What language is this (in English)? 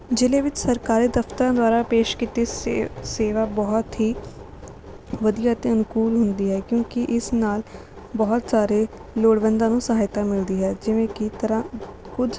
Punjabi